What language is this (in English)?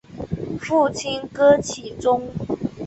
Chinese